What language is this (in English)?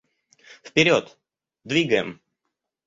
Russian